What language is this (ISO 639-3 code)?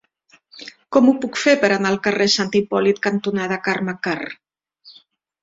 cat